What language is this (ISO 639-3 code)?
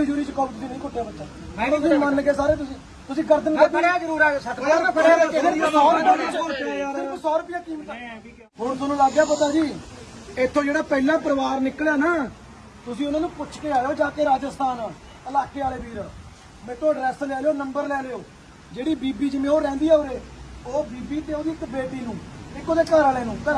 pan